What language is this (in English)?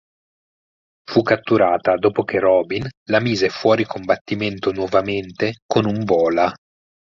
Italian